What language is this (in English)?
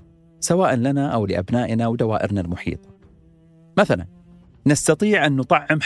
Arabic